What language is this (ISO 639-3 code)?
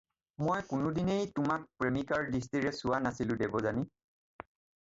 asm